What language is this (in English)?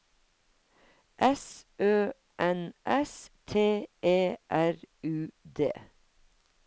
Norwegian